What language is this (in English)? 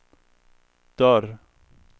Swedish